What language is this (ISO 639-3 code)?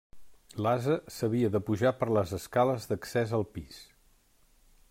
cat